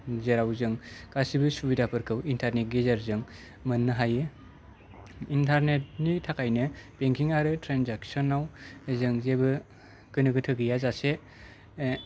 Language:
Bodo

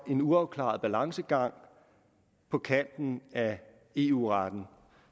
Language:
Danish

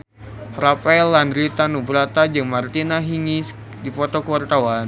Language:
Sundanese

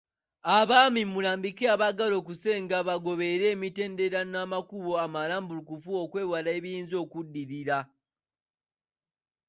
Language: Ganda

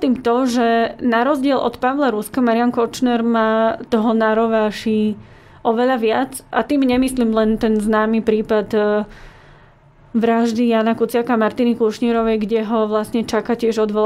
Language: Slovak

